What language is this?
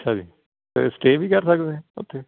Punjabi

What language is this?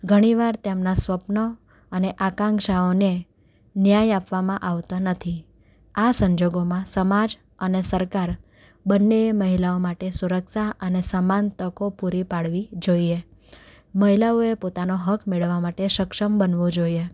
Gujarati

